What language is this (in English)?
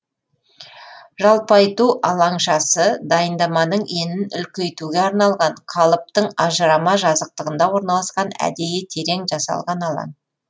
Kazakh